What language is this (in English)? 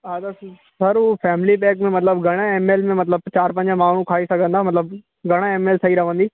Sindhi